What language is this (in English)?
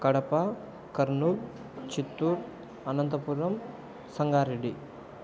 Telugu